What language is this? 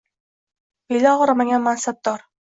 Uzbek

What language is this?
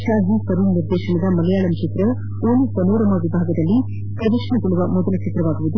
Kannada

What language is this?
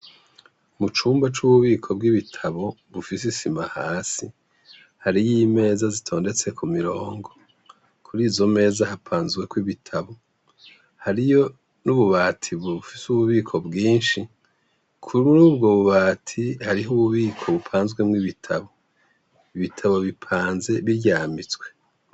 Rundi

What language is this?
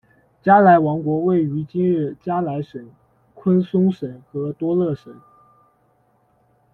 Chinese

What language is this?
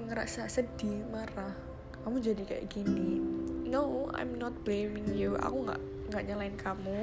Indonesian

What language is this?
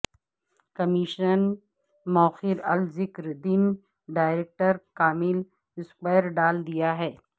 Urdu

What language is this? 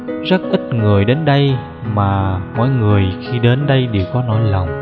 Vietnamese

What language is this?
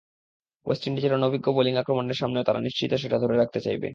Bangla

